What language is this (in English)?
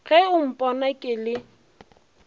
Northern Sotho